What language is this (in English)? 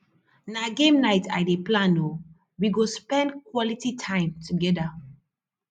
Nigerian Pidgin